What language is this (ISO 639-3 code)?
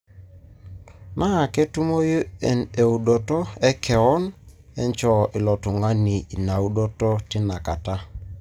mas